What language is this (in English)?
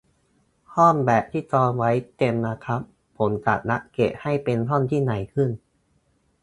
Thai